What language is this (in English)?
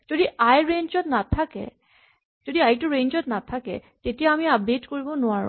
Assamese